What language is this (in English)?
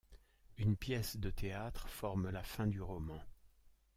French